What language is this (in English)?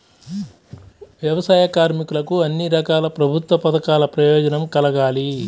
Telugu